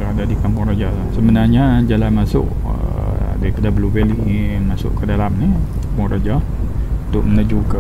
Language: Malay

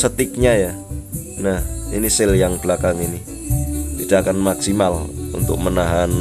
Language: Indonesian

